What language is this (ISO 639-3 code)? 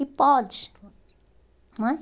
por